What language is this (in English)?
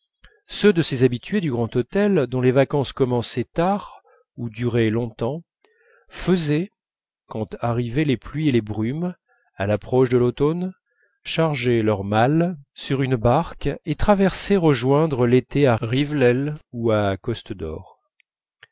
French